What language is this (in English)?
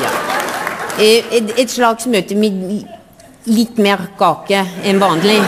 Norwegian